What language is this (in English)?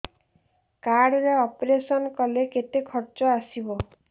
Odia